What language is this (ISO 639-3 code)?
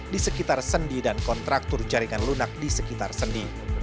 ind